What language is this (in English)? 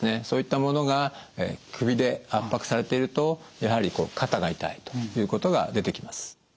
Japanese